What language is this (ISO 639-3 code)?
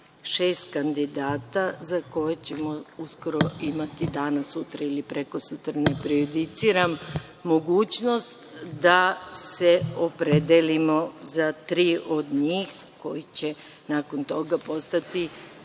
srp